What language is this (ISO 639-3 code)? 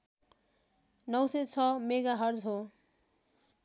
nep